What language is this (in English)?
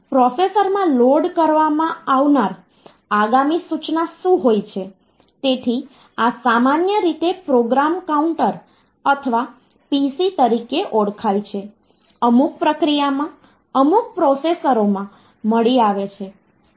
Gujarati